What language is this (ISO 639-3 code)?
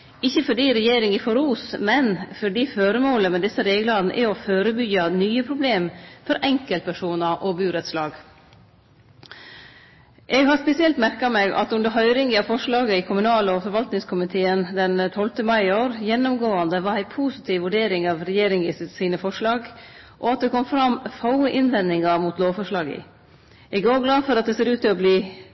nno